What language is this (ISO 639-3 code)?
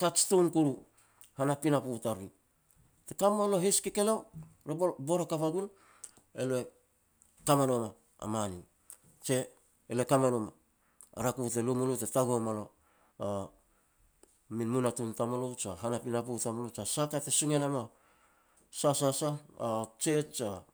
pex